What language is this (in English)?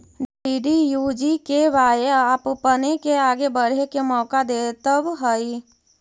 Magahi